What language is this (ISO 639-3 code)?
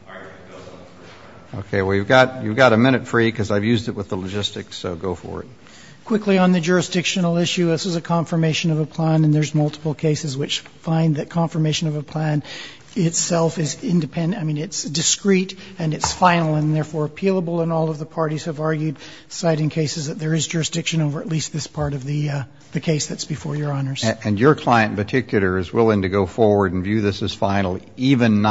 eng